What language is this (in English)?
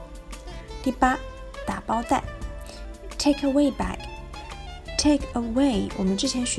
Chinese